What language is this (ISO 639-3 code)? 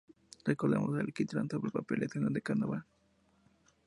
spa